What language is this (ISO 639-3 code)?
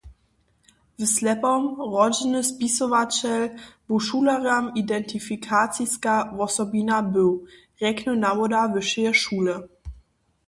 hsb